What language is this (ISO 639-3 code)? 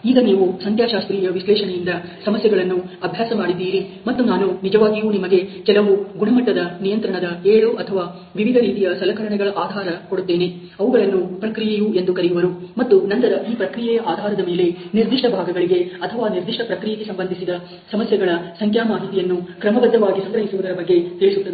kan